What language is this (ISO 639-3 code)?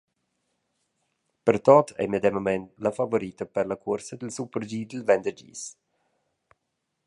roh